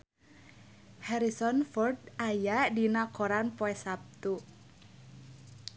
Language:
Sundanese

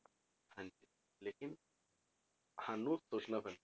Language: Punjabi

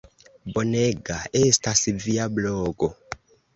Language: Esperanto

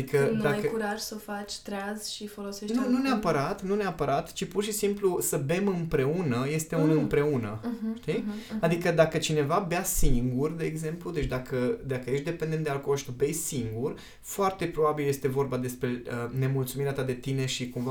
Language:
Romanian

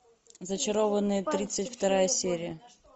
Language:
Russian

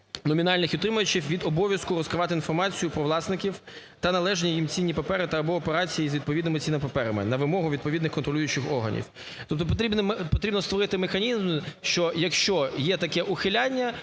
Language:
Ukrainian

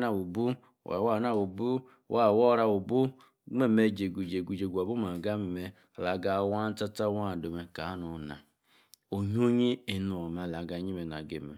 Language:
Yace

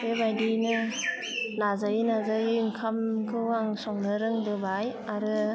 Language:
Bodo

